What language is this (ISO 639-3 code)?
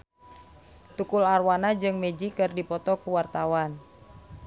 sun